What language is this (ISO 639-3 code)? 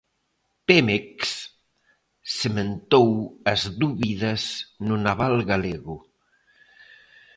glg